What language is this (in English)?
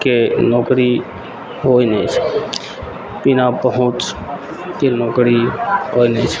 Maithili